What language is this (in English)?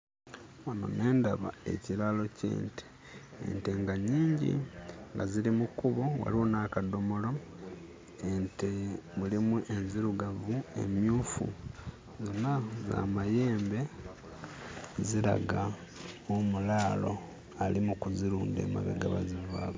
Ganda